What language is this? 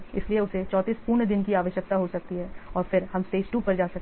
Hindi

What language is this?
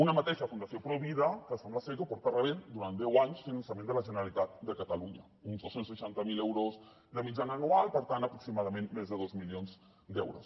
Catalan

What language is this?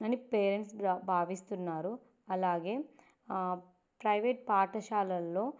Telugu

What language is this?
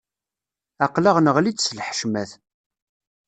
Kabyle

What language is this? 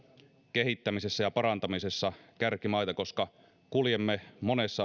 Finnish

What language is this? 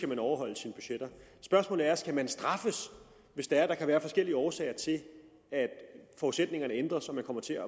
Danish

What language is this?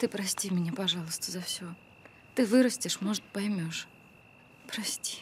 Russian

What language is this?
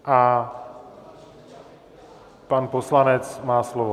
Czech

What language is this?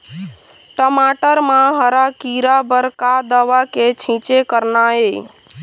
Chhattisgarhi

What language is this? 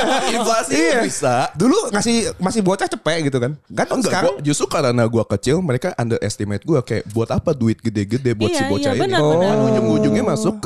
Indonesian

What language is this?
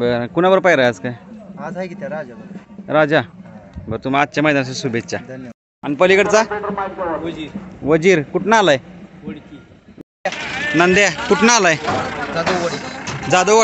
Romanian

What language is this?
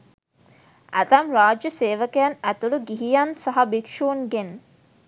Sinhala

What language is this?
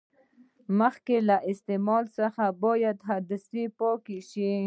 Pashto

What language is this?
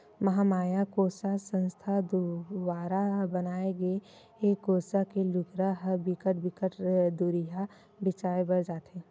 Chhattisgarhi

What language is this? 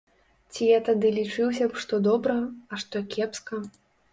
Belarusian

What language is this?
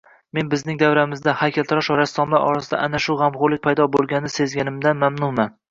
Uzbek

